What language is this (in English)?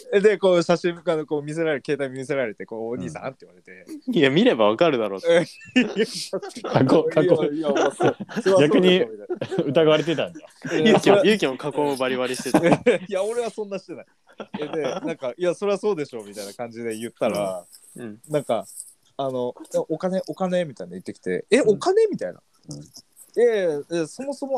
Japanese